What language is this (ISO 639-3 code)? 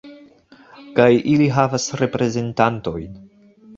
epo